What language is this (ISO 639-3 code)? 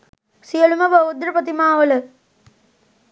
sin